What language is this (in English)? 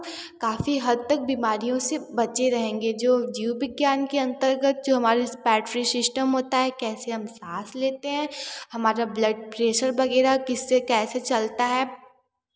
Hindi